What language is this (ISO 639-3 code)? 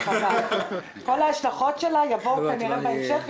heb